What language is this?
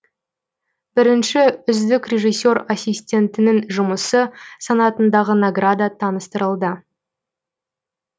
Kazakh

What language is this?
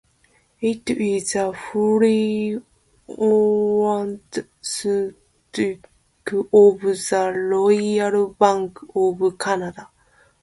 English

